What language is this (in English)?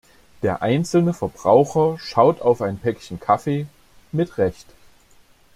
German